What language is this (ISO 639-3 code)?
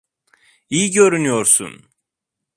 tur